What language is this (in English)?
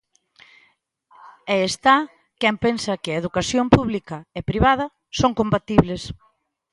Galician